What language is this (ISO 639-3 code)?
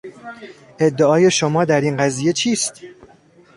fas